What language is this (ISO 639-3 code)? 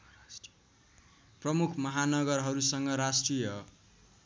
nep